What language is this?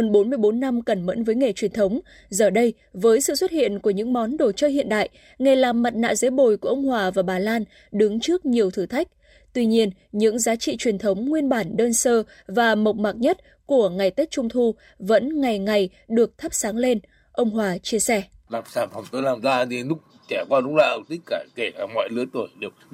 Vietnamese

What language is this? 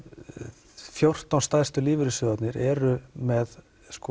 Icelandic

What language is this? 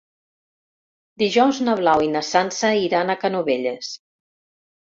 Catalan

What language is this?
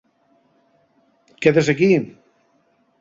Asturian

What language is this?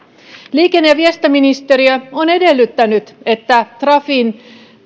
Finnish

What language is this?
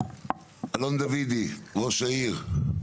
Hebrew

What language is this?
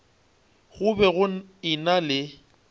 Northern Sotho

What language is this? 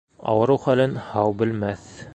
Bashkir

